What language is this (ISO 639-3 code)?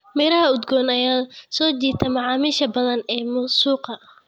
som